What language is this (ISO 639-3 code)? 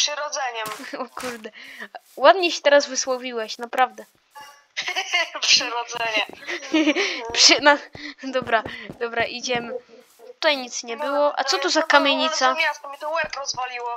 pol